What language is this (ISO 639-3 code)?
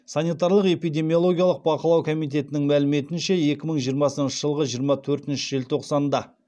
kaz